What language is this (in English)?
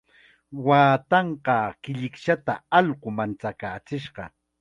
Chiquián Ancash Quechua